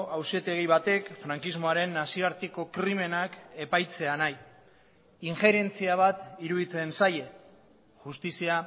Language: Basque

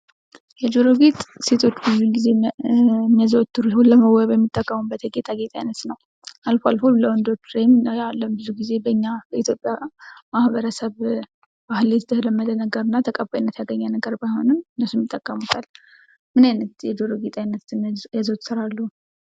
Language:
Amharic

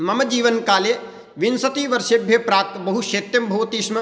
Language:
Sanskrit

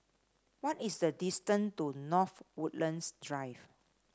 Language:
English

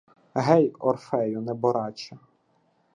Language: Ukrainian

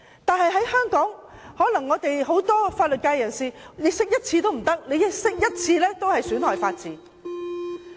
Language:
Cantonese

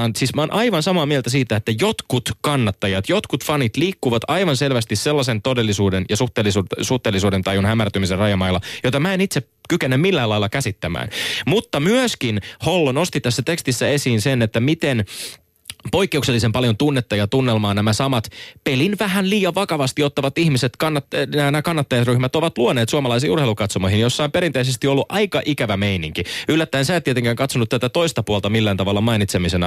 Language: Finnish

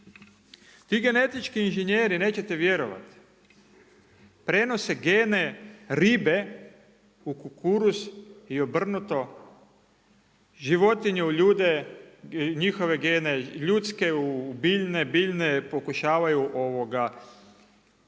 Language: Croatian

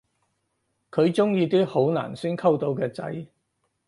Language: Cantonese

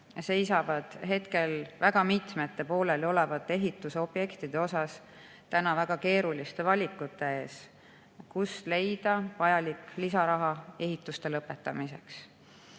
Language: Estonian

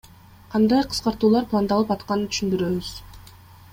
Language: Kyrgyz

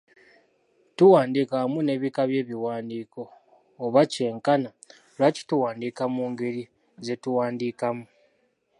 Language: Ganda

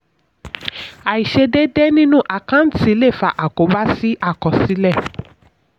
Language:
Yoruba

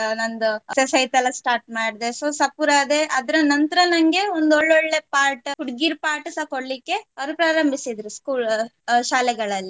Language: Kannada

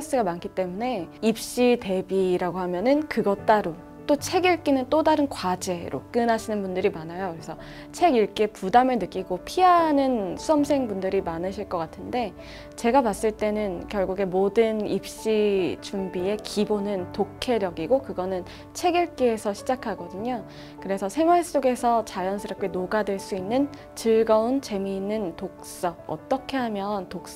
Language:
Korean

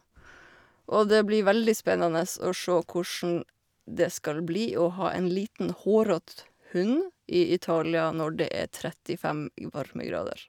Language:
Norwegian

